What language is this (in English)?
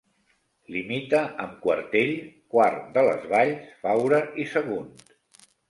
Catalan